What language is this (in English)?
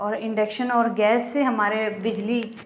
Urdu